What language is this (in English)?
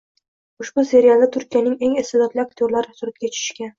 Uzbek